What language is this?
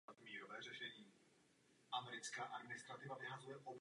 Czech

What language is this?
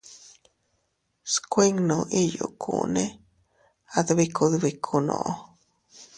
Teutila Cuicatec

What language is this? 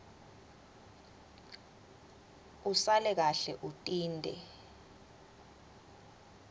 Swati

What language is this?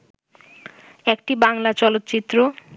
Bangla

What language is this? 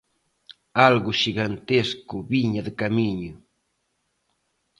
Galician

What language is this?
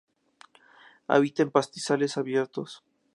Spanish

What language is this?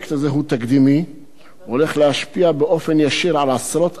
Hebrew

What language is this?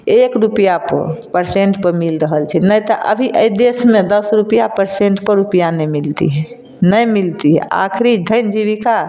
Maithili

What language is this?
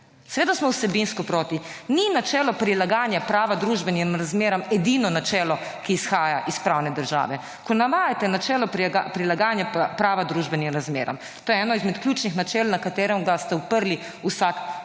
Slovenian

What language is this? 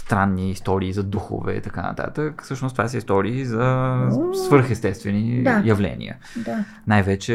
Bulgarian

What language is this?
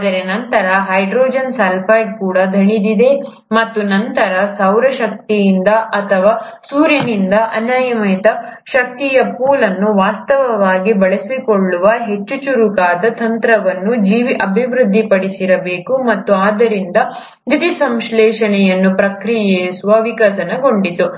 Kannada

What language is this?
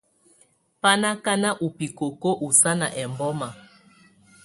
Tunen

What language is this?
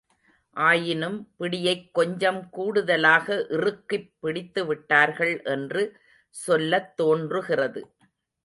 Tamil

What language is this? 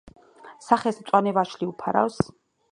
Georgian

